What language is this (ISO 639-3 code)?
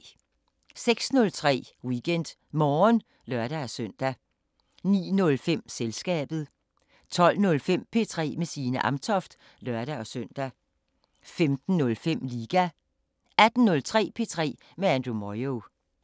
dan